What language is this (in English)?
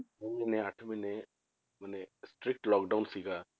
Punjabi